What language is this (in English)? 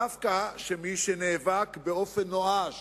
Hebrew